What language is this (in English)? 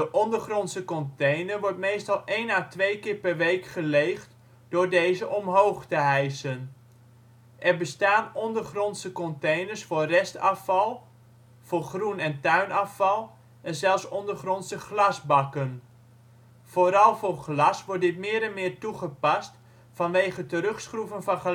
Dutch